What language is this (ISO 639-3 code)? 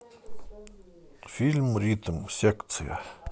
rus